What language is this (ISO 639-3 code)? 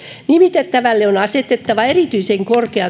fin